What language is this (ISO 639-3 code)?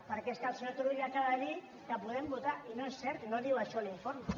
cat